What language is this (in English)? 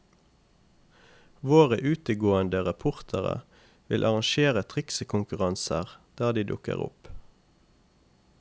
Norwegian